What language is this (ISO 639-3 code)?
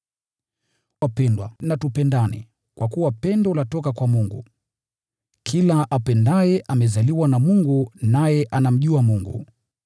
swa